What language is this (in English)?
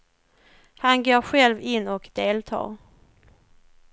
Swedish